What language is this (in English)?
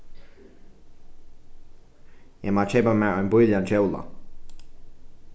Faroese